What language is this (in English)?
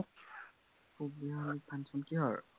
Assamese